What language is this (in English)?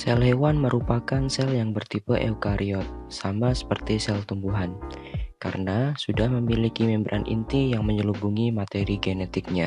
Indonesian